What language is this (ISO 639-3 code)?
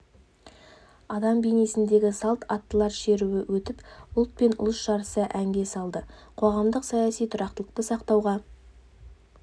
kaz